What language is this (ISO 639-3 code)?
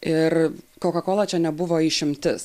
lit